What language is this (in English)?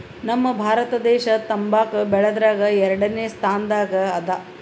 Kannada